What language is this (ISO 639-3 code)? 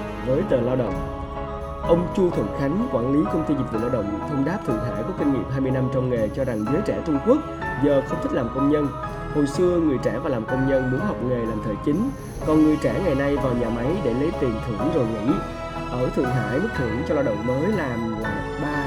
vie